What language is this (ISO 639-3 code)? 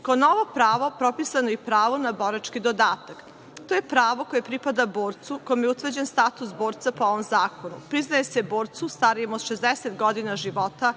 srp